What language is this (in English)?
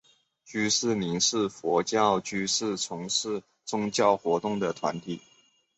Chinese